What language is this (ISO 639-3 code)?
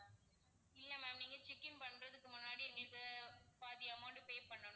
tam